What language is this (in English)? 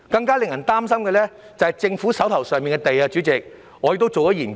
Cantonese